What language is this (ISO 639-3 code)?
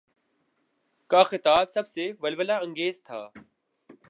urd